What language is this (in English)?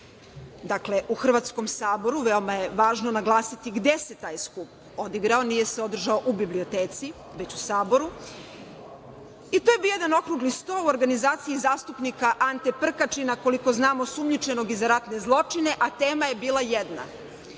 Serbian